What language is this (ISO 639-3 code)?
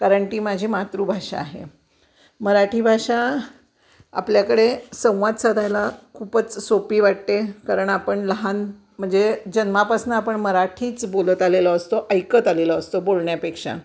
mar